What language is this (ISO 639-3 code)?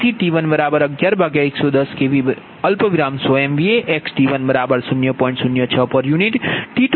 guj